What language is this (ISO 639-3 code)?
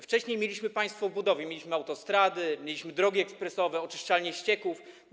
pol